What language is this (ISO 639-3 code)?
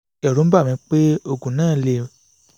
yor